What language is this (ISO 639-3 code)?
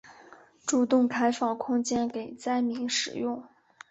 zho